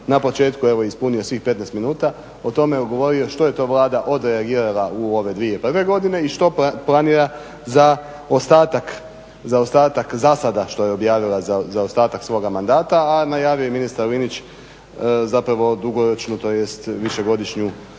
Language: Croatian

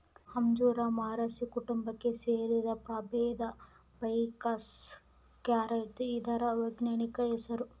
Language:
Kannada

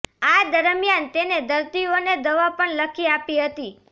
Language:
Gujarati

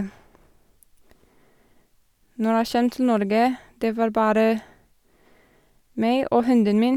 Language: Norwegian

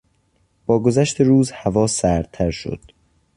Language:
Persian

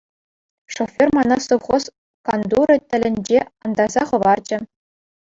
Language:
Chuvash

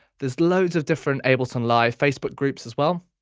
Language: English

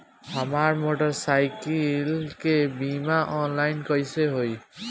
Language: Bhojpuri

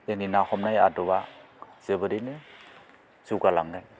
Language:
Bodo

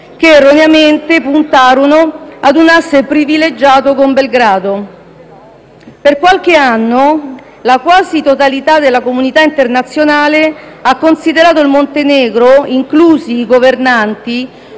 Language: Italian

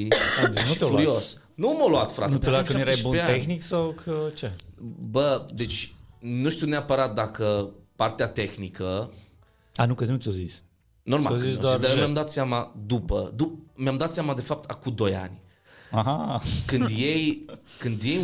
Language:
Romanian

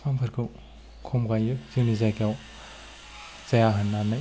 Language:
Bodo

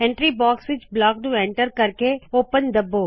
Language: Punjabi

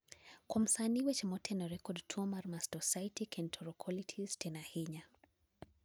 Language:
Luo (Kenya and Tanzania)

